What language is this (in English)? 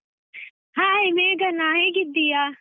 Kannada